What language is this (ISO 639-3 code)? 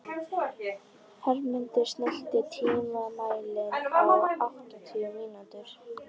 isl